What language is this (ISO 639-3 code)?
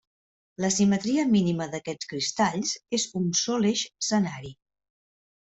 cat